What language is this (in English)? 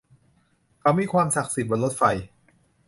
Thai